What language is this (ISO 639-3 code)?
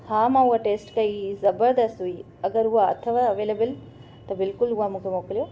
snd